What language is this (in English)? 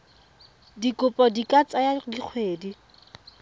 Tswana